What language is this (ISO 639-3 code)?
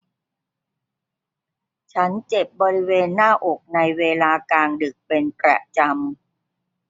tha